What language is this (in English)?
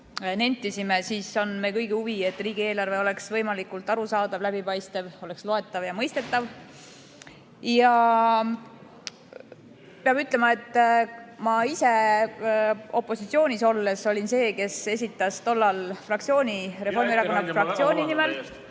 Estonian